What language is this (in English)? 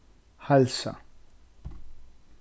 Faroese